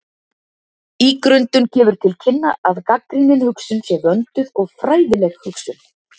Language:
Icelandic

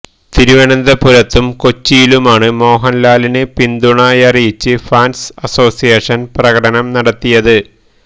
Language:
Malayalam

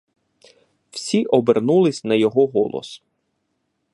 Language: Ukrainian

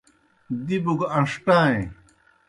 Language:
Kohistani Shina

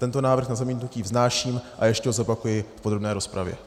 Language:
Czech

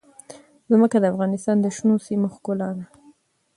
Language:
Pashto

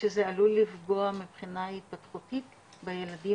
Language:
Hebrew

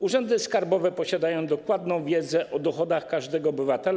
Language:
Polish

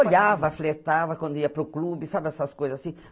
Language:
Portuguese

